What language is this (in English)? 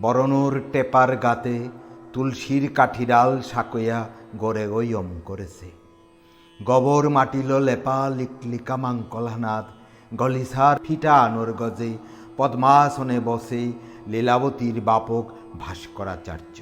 Bangla